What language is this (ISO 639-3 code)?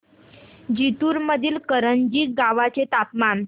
mar